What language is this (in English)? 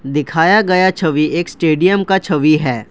Hindi